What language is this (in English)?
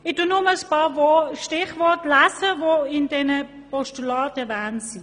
Swiss German